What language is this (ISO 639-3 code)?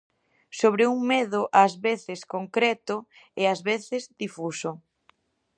glg